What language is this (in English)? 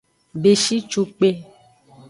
Aja (Benin)